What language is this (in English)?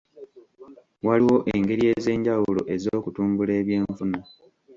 Ganda